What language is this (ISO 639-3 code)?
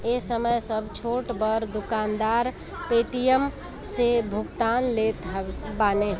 bho